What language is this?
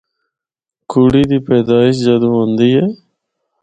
Northern Hindko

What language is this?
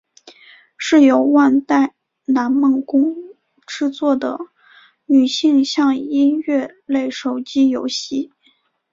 Chinese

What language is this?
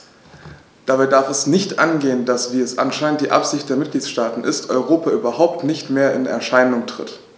German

